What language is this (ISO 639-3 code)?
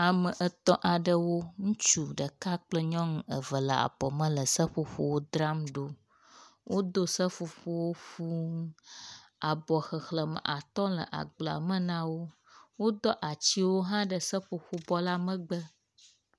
ewe